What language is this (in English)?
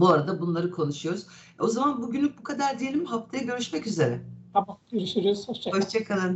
Turkish